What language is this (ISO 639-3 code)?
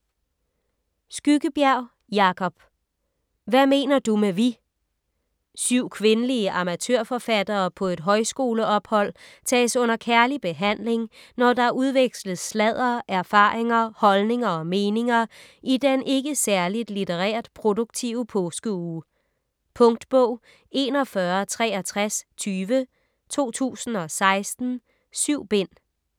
dan